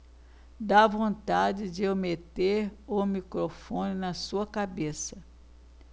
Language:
Portuguese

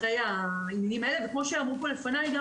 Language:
Hebrew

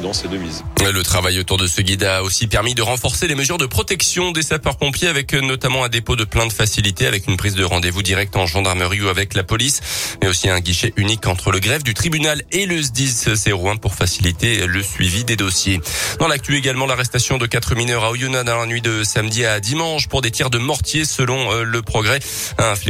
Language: French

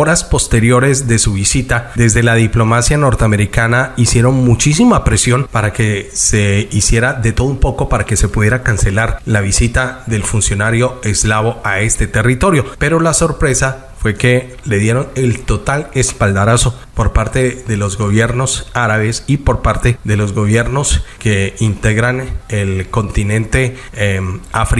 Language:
Spanish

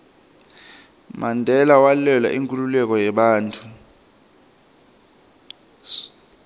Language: Swati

